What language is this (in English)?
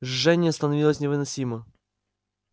Russian